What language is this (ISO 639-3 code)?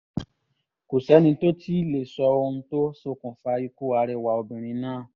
yor